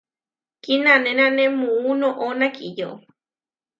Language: Huarijio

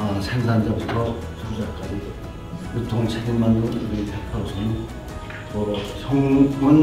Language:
Korean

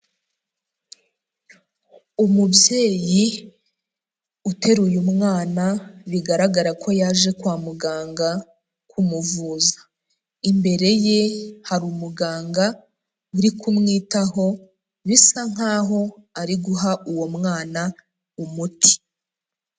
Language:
Kinyarwanda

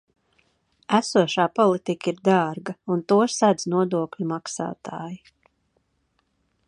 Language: Latvian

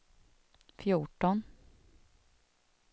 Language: Swedish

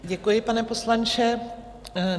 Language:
Czech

